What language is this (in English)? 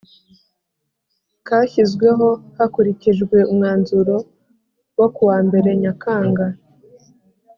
Kinyarwanda